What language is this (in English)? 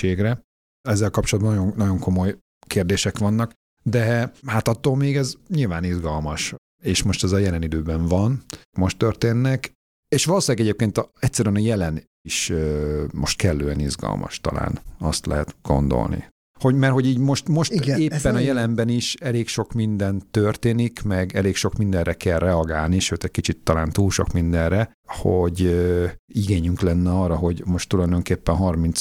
Hungarian